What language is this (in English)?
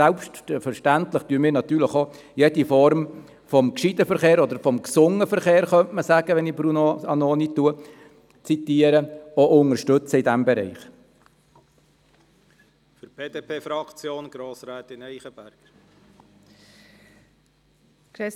Swiss German